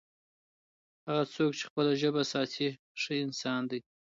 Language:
Pashto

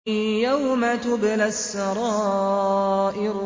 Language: Arabic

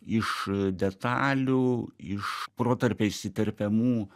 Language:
Lithuanian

